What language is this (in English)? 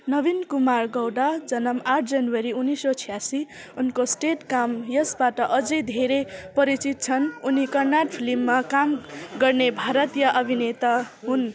Nepali